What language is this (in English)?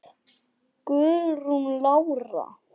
Icelandic